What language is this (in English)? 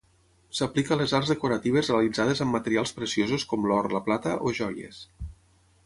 Catalan